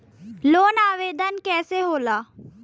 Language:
Bhojpuri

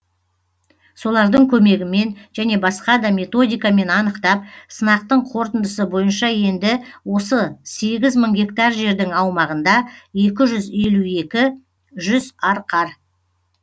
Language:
Kazakh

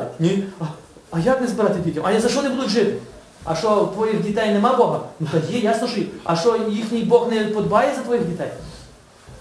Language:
Ukrainian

